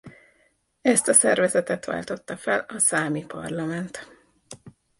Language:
Hungarian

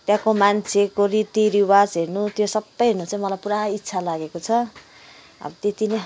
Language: Nepali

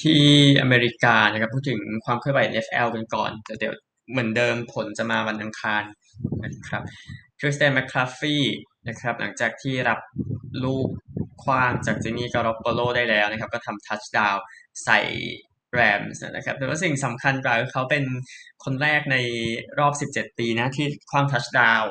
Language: Thai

